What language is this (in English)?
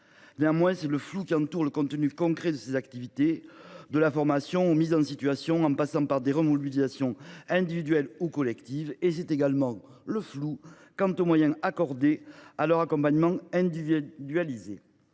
French